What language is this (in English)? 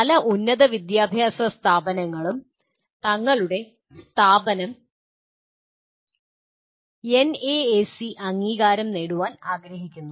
Malayalam